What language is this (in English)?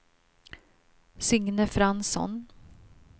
Swedish